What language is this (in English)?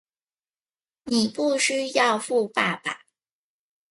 Chinese